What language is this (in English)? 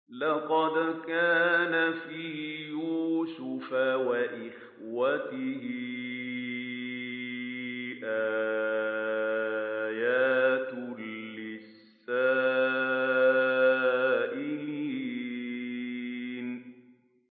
Arabic